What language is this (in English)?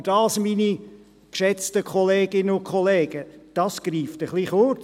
Swiss German